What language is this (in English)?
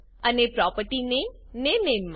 Gujarati